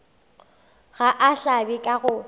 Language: Northern Sotho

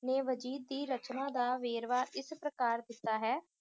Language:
Punjabi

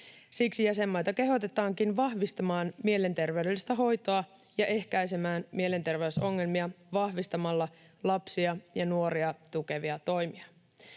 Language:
Finnish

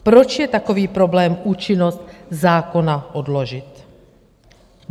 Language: Czech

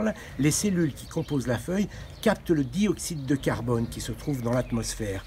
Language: French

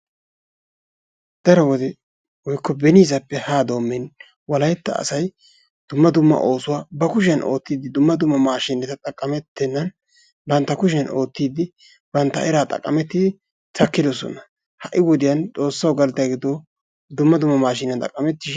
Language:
Wolaytta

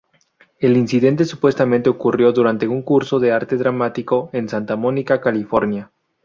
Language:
Spanish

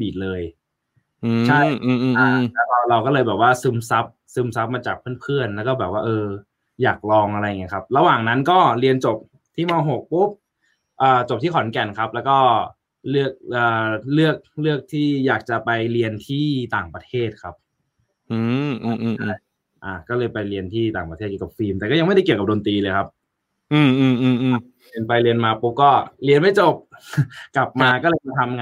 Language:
Thai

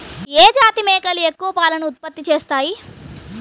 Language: Telugu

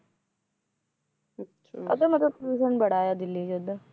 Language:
Punjabi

